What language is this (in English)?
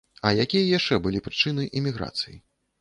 Belarusian